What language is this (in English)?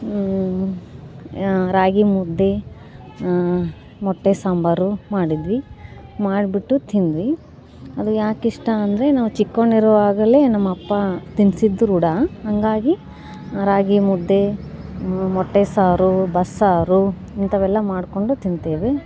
Kannada